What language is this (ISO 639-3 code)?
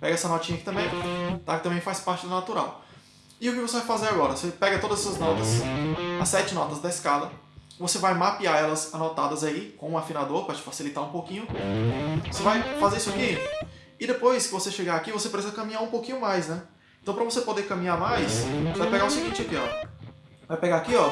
por